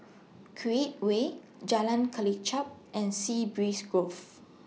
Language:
English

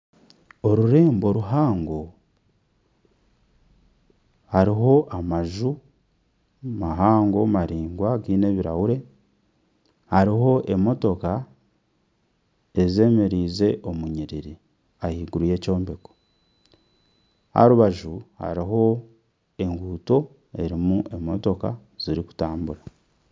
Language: Nyankole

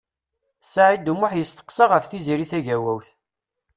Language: Kabyle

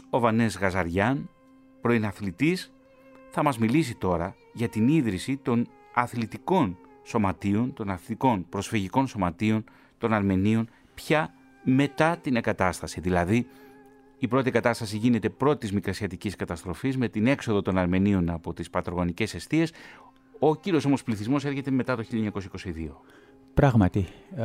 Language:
Greek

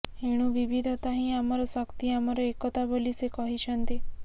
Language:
Odia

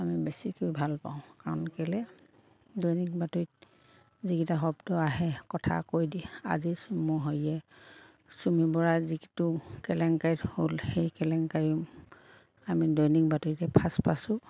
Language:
Assamese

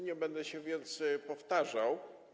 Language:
Polish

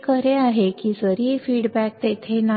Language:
Marathi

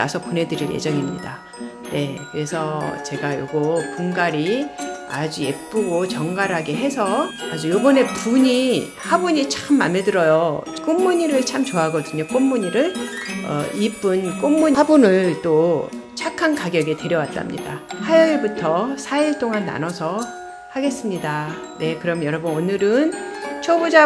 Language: Korean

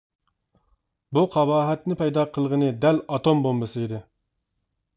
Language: Uyghur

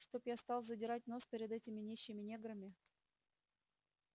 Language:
Russian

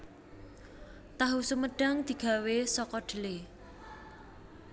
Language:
Javanese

